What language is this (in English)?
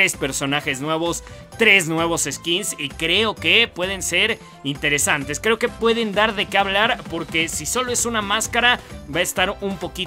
Spanish